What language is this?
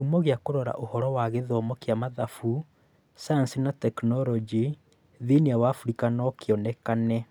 Kikuyu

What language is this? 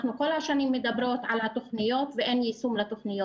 Hebrew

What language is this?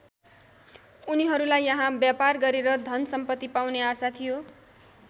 Nepali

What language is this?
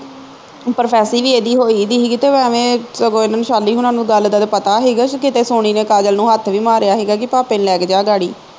Punjabi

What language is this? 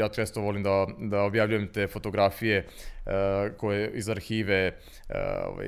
Croatian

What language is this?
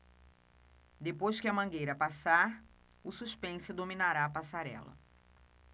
Portuguese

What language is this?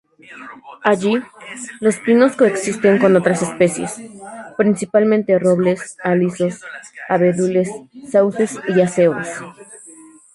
Spanish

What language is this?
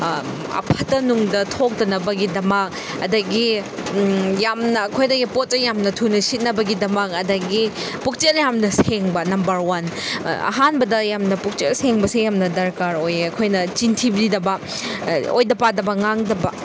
Manipuri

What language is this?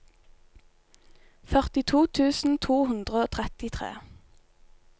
Norwegian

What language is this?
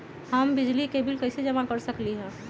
Magahi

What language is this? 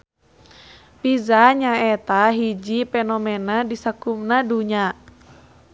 Sundanese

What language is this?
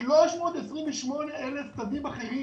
Hebrew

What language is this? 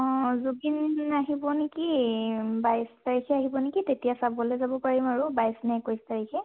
Assamese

